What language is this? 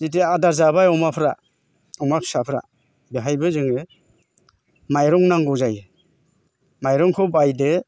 Bodo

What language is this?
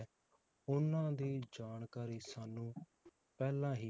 Punjabi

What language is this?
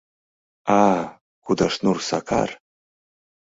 Mari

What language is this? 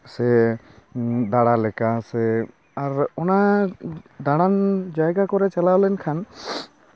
Santali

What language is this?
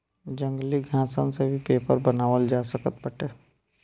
Bhojpuri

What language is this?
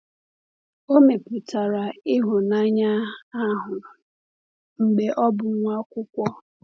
Igbo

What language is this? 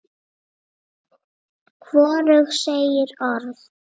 Icelandic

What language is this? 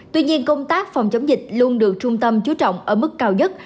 Vietnamese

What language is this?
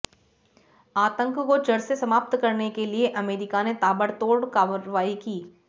Hindi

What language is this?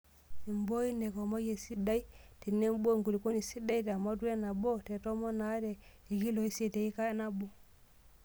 Masai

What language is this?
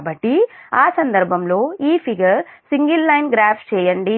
Telugu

